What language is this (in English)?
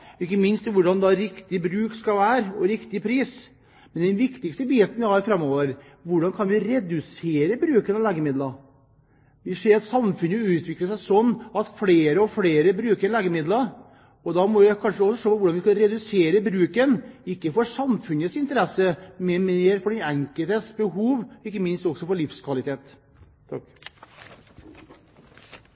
Norwegian Bokmål